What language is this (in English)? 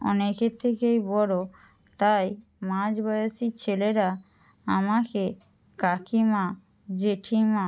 Bangla